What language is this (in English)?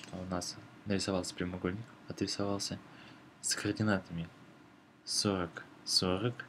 Russian